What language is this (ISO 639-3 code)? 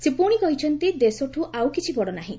ori